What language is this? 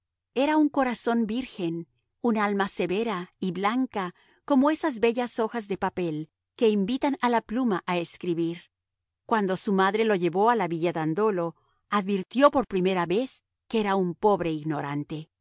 Spanish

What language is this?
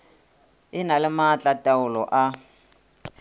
Northern Sotho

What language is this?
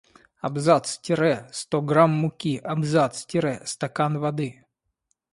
Russian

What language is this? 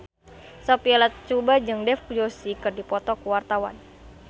Sundanese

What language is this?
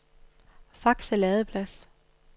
Danish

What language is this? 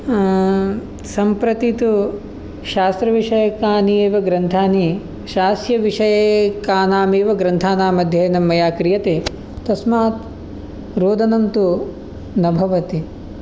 Sanskrit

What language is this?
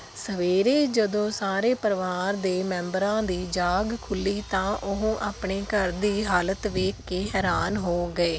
Punjabi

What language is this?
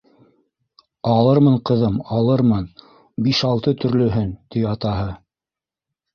Bashkir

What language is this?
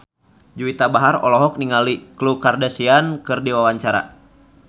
Sundanese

